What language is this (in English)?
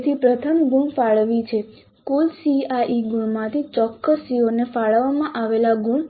Gujarati